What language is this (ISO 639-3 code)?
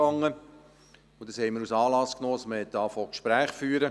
gsw